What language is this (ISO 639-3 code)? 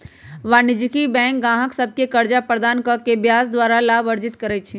mag